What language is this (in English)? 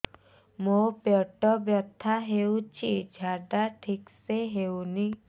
Odia